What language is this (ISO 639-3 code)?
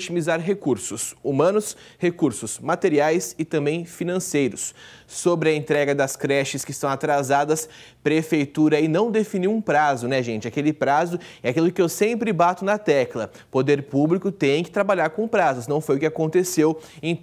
por